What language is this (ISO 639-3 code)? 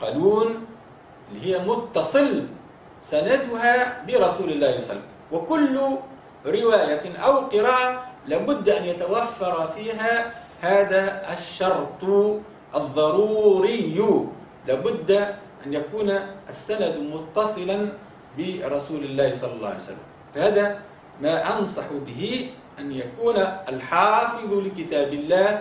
ara